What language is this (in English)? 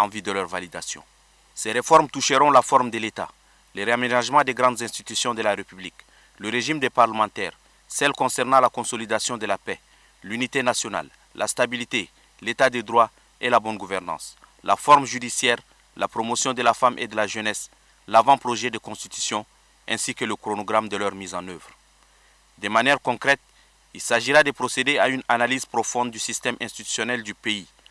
French